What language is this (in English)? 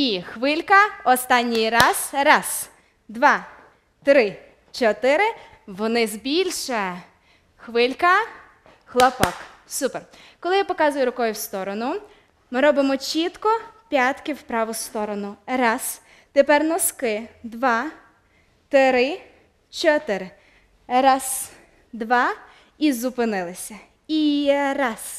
Ukrainian